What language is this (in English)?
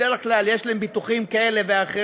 Hebrew